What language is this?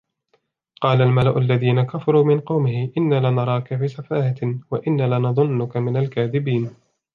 Arabic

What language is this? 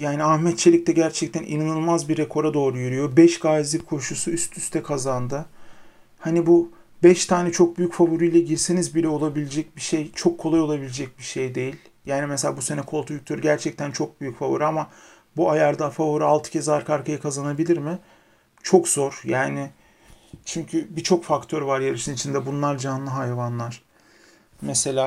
Turkish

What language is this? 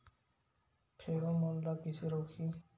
Chhattisgarhi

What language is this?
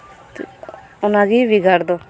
Santali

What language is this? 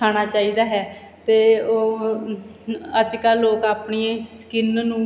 Punjabi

